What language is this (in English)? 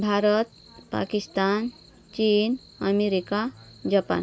Marathi